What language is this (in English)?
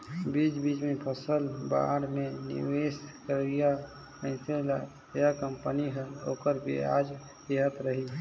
Chhattisgarhi